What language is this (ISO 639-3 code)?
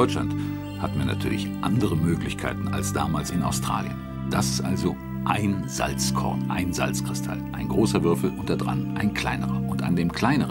deu